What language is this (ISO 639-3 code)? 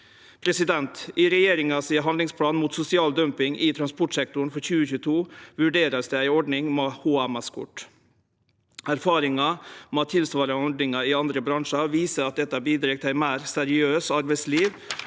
nor